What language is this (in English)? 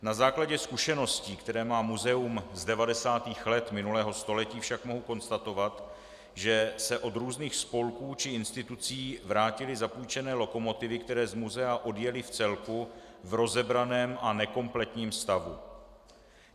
Czech